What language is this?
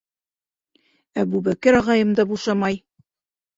Bashkir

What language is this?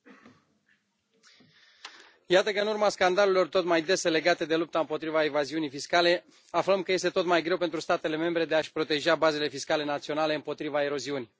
Romanian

